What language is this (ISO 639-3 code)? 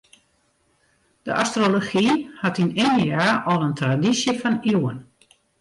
fry